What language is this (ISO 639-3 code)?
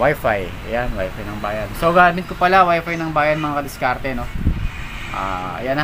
fil